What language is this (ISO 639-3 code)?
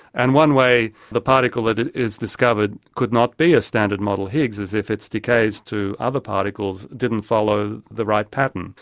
eng